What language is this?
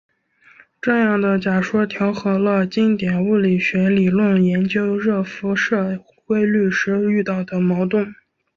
Chinese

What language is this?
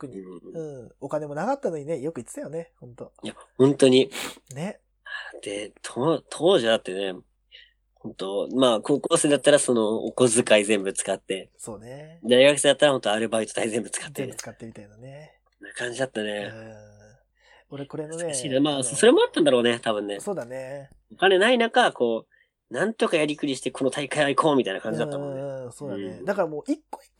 Japanese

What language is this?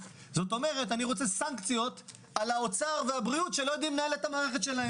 Hebrew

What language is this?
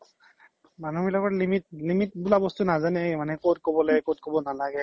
Assamese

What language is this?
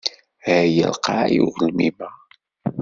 Kabyle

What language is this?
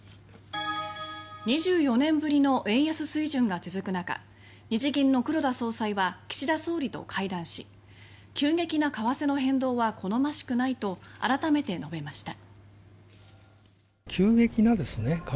Japanese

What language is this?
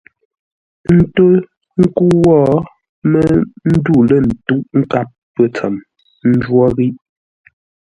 Ngombale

